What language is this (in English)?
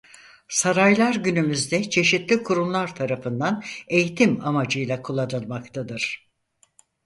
Turkish